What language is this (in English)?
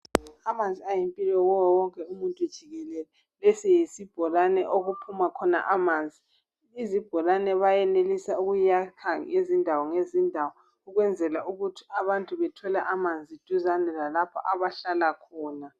North Ndebele